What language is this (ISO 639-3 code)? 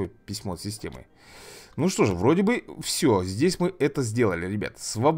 rus